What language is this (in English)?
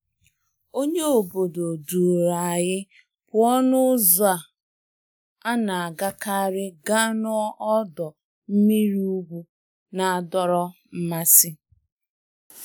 Igbo